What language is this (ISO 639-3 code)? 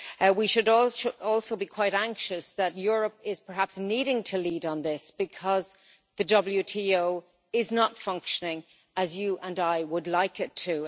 eng